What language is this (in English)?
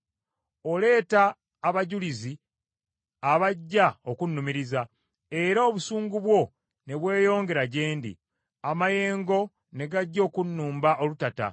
Ganda